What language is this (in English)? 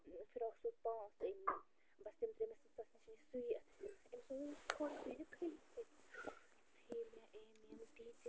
Kashmiri